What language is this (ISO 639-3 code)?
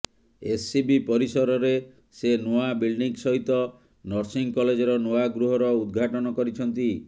ori